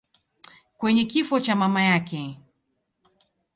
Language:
Swahili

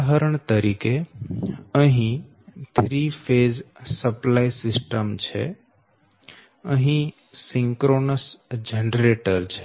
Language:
Gujarati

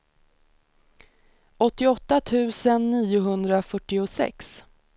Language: Swedish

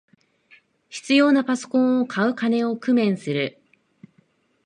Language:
Japanese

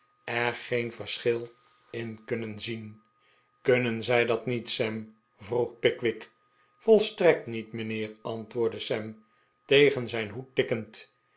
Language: Dutch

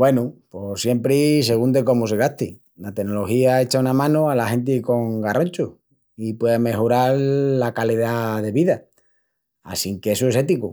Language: Extremaduran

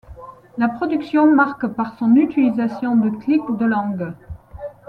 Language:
French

